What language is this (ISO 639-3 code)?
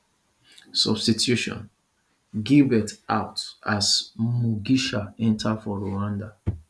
pcm